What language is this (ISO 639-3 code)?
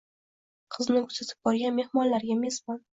uzb